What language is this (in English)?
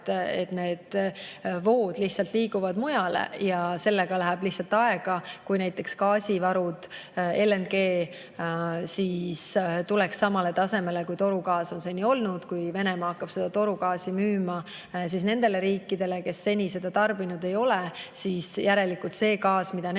Estonian